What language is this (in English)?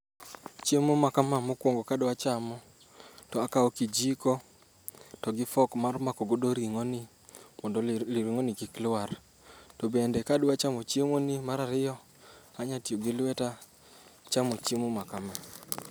Luo (Kenya and Tanzania)